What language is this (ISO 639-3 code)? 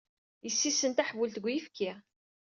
kab